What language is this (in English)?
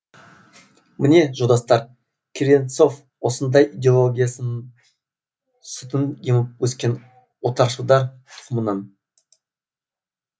Kazakh